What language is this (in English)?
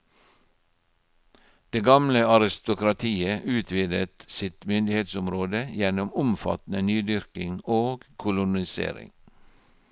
Norwegian